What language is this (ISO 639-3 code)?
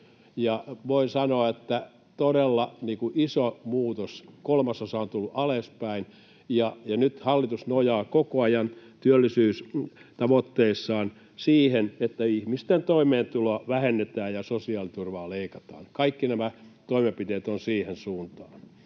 fin